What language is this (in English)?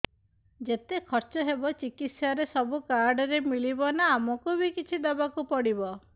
Odia